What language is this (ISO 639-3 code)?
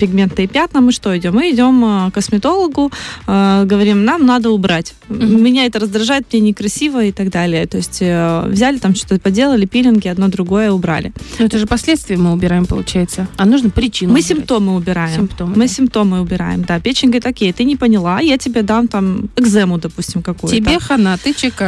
rus